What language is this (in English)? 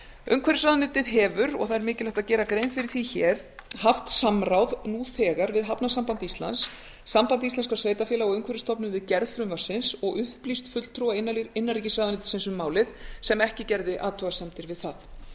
Icelandic